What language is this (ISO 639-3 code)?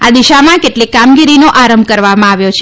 guj